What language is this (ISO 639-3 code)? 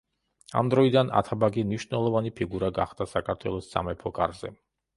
kat